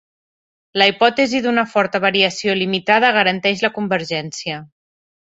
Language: Catalan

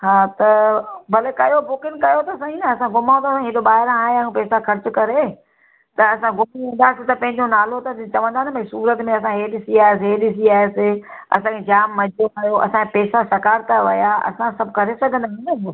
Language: Sindhi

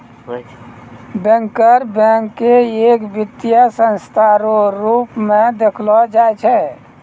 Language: Maithili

